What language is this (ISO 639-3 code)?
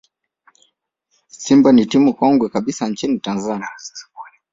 swa